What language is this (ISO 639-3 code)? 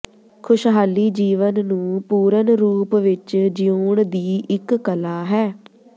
pan